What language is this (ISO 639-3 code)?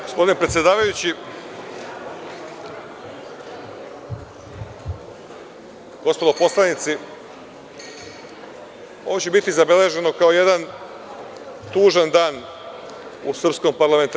srp